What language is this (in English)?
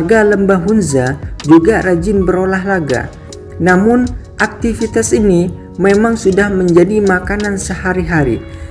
Indonesian